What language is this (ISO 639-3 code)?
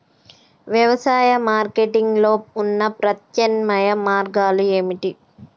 tel